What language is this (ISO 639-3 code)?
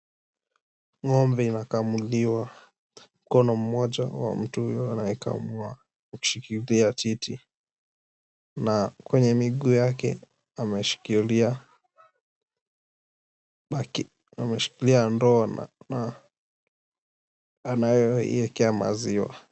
swa